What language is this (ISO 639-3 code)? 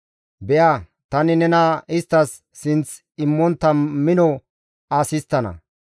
gmv